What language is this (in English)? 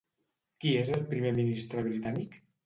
Catalan